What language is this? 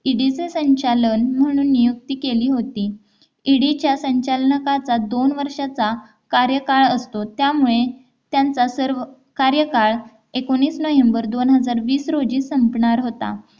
Marathi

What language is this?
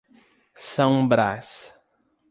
Portuguese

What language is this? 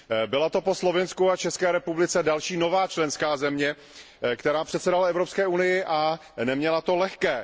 Czech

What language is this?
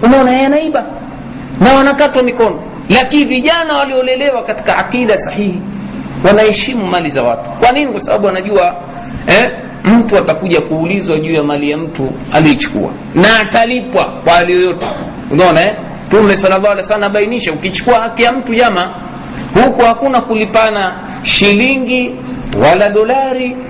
Swahili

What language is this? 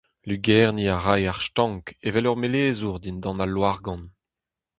Breton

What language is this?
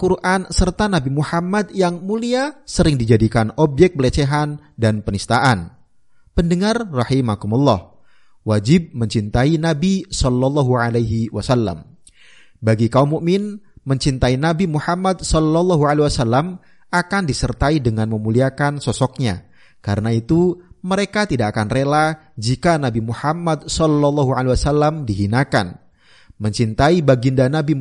Indonesian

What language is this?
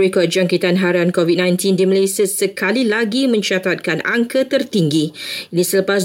Malay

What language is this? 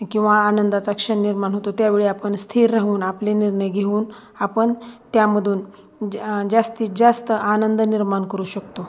Marathi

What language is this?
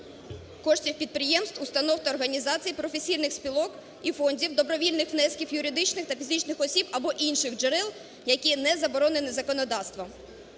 Ukrainian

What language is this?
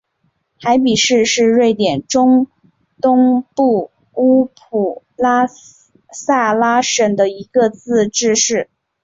Chinese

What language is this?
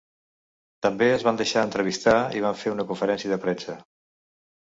Catalan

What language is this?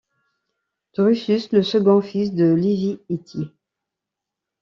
French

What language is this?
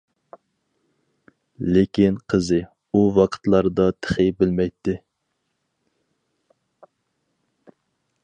Uyghur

